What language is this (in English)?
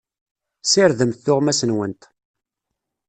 Kabyle